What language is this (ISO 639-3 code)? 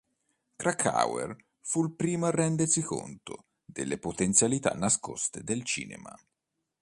ita